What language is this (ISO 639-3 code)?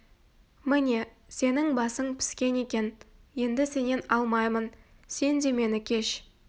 kaz